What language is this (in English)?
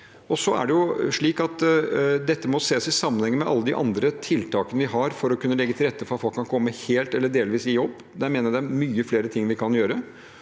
Norwegian